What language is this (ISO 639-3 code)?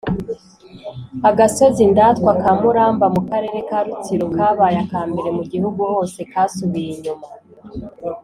kin